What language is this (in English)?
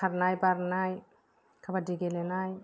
Bodo